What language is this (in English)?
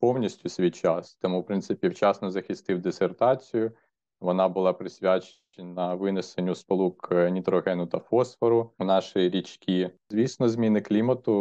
Ukrainian